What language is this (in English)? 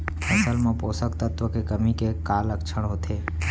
Chhattisgarhi